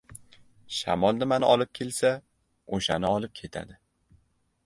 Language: Uzbek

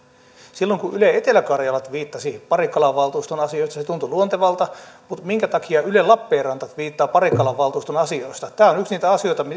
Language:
Finnish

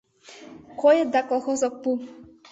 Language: Mari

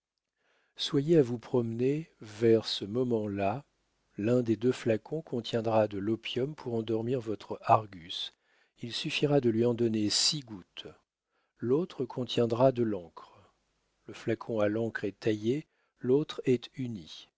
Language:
French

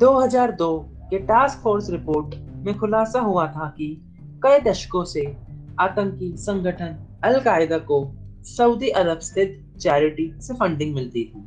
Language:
Hindi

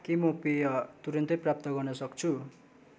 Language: Nepali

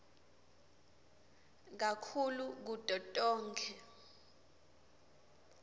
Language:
Swati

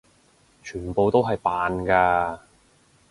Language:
Cantonese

